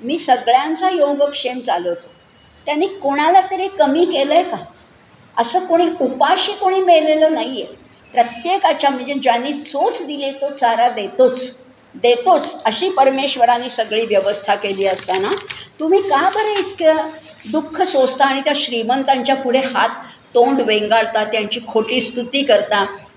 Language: Marathi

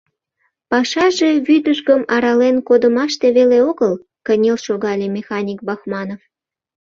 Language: Mari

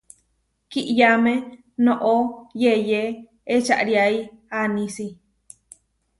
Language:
Huarijio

